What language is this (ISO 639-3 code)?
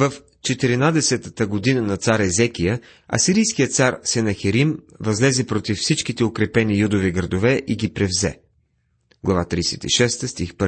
bul